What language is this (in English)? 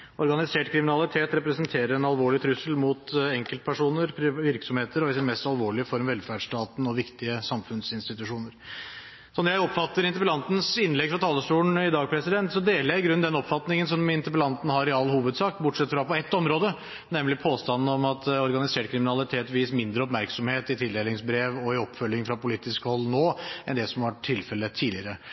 Norwegian Bokmål